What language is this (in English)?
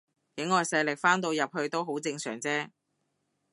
Cantonese